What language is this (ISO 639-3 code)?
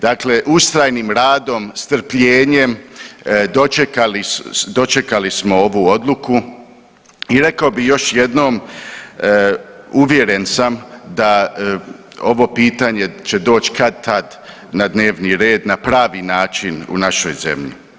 hrv